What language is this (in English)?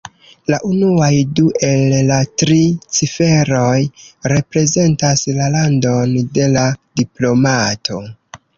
Esperanto